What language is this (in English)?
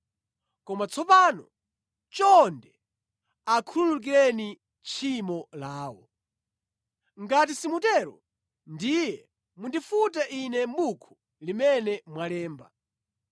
Nyanja